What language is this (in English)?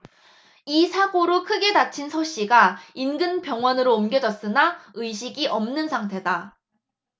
Korean